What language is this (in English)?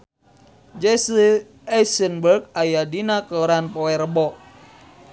Sundanese